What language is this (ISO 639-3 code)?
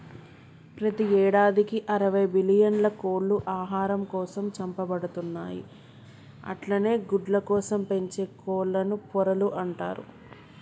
tel